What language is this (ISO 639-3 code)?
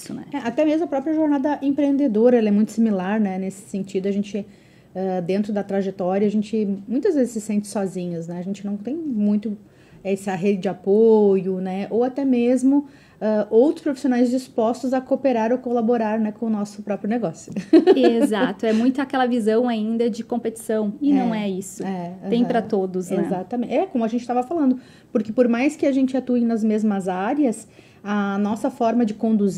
por